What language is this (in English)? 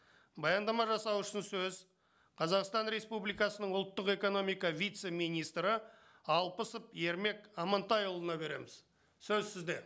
Kazakh